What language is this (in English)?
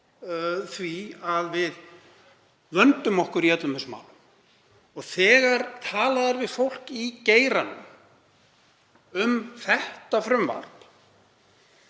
Icelandic